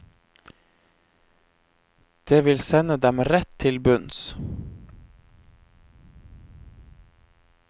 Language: Norwegian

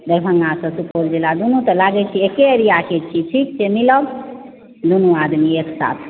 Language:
Maithili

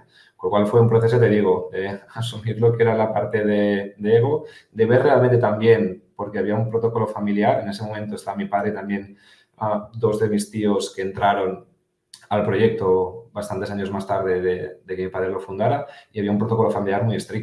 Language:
Spanish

